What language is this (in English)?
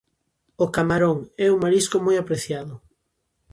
Galician